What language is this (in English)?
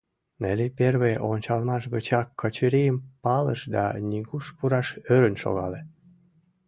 Mari